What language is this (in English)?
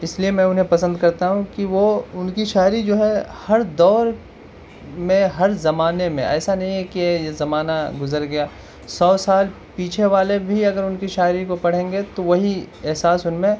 Urdu